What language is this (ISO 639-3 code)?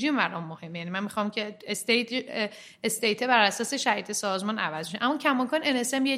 fas